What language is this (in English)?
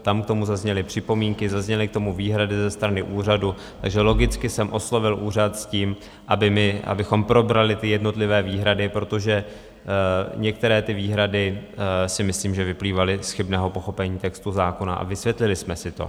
Czech